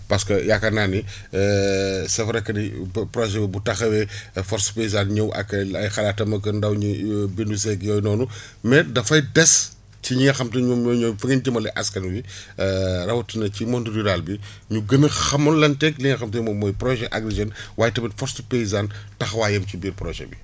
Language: Wolof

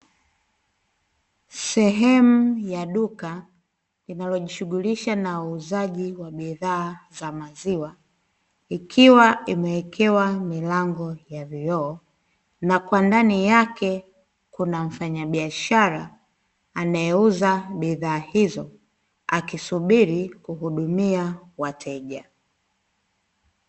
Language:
Swahili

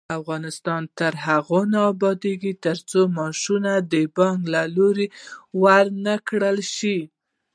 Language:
Pashto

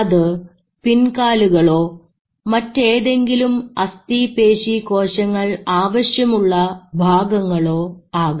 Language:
Malayalam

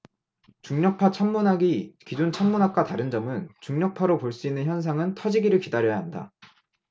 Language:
Korean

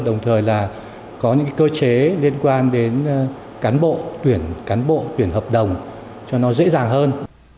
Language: Vietnamese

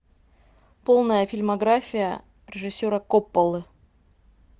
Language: Russian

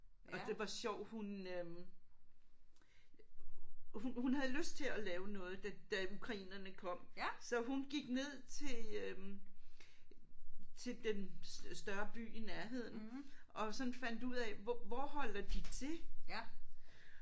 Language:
Danish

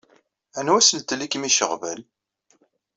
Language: Kabyle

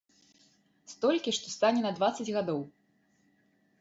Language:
Belarusian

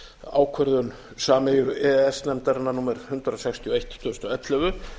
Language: Icelandic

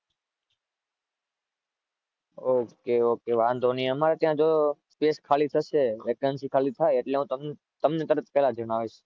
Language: Gujarati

